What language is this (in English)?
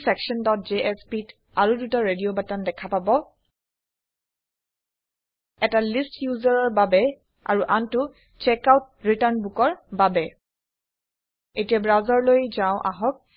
Assamese